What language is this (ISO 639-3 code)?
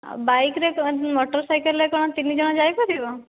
ori